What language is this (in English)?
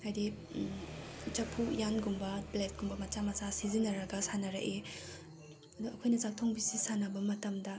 Manipuri